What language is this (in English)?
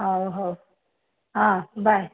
Odia